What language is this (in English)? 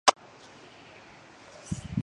Georgian